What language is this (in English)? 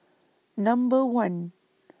English